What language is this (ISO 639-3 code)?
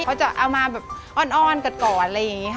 tha